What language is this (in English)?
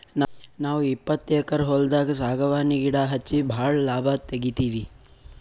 Kannada